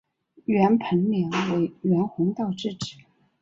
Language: Chinese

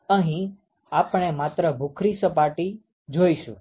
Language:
Gujarati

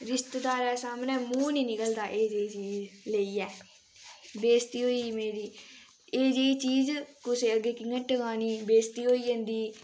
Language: Dogri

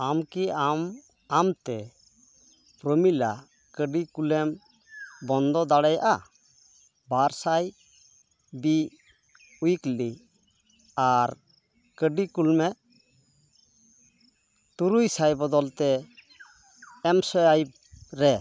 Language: Santali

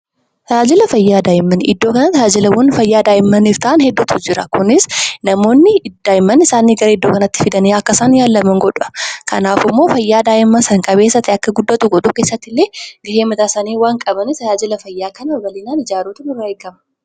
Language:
Oromo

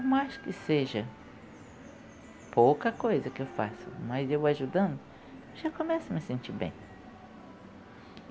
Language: Portuguese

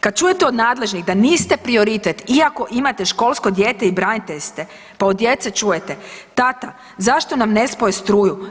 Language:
Croatian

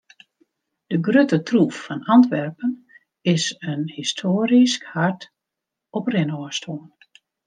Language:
Western Frisian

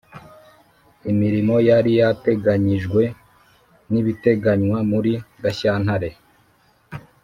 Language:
Kinyarwanda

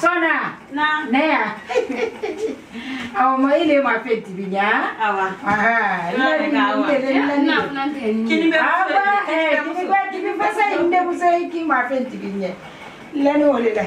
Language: English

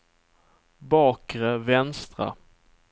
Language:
Swedish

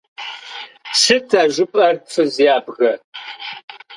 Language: Kabardian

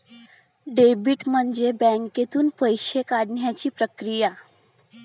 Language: Marathi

